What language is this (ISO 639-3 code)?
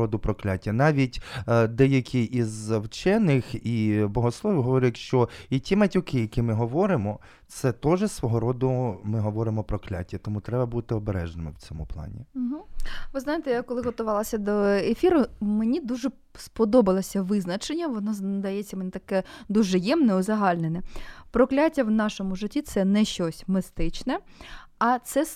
ukr